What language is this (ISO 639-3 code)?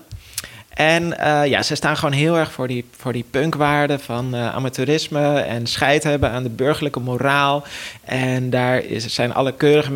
nld